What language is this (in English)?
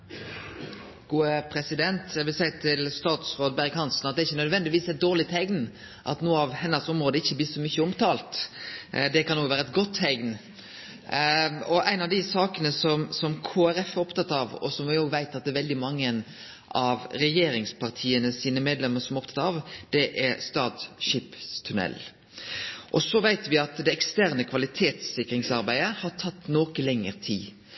Norwegian Nynorsk